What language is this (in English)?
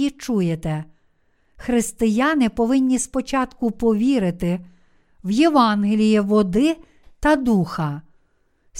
Ukrainian